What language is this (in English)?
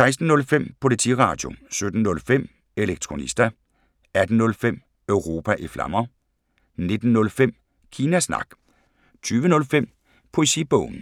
Danish